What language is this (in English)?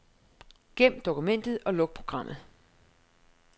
Danish